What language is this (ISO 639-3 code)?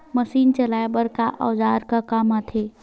hne